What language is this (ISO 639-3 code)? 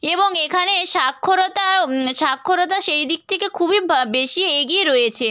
ben